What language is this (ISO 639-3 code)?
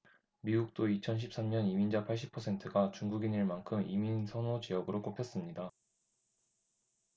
kor